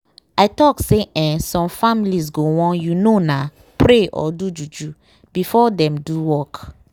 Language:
Nigerian Pidgin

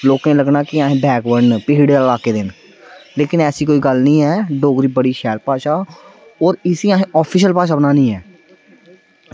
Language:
Dogri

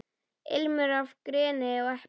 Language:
Icelandic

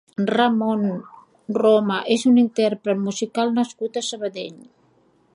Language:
Catalan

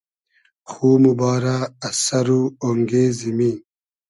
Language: Hazaragi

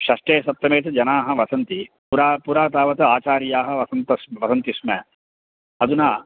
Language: Sanskrit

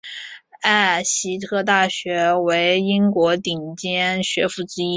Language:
Chinese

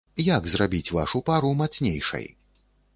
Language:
Belarusian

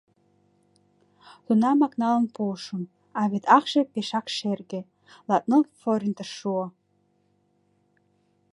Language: Mari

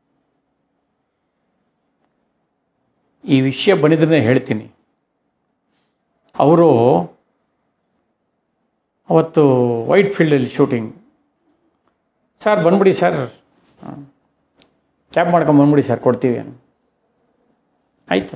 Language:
Italian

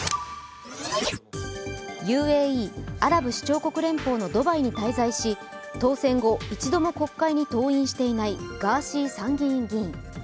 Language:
Japanese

